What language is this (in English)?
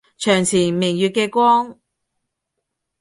Cantonese